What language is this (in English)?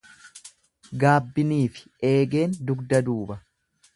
Oromo